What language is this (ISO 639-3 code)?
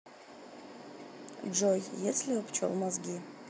rus